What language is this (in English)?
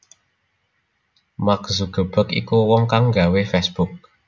Javanese